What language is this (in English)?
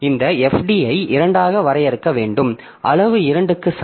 Tamil